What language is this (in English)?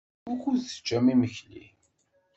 Kabyle